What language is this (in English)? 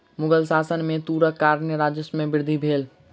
Maithili